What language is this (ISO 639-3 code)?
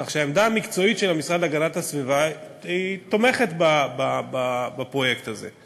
heb